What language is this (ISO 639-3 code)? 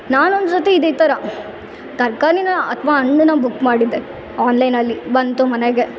kan